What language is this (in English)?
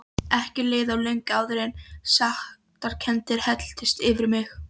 Icelandic